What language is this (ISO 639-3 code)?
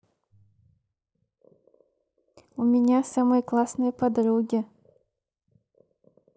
rus